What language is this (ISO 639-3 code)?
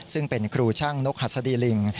tha